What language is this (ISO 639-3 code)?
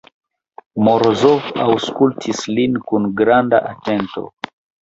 epo